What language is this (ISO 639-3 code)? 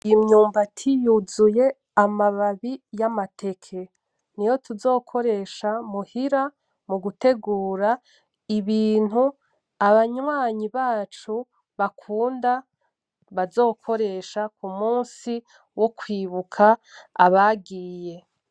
run